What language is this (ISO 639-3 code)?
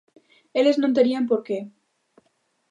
glg